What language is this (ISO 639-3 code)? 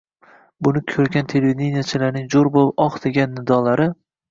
uzb